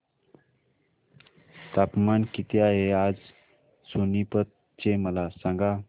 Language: Marathi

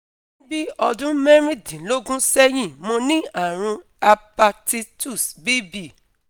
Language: Yoruba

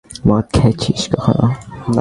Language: Bangla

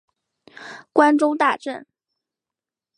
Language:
Chinese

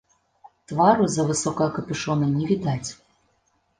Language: Belarusian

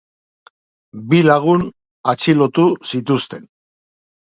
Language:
Basque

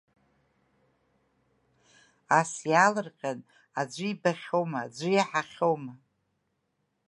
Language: Abkhazian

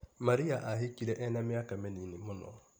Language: Kikuyu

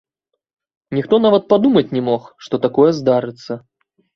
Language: Belarusian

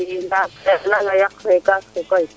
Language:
Serer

